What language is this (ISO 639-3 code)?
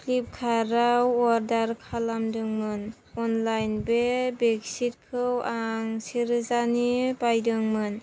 brx